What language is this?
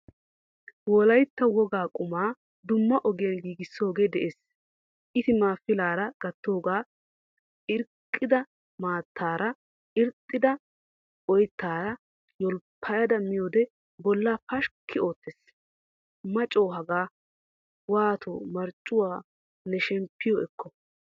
Wolaytta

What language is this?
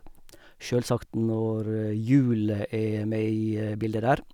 Norwegian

